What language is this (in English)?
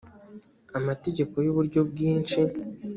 Kinyarwanda